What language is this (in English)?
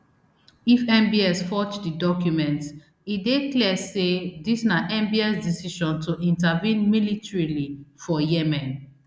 Nigerian Pidgin